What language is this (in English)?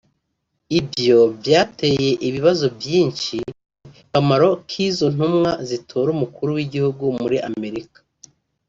Kinyarwanda